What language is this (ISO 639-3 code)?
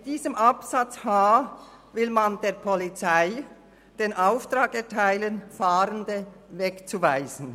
gsw